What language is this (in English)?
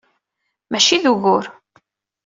Kabyle